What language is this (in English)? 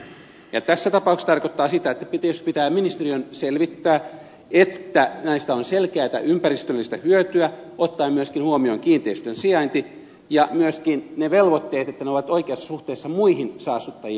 Finnish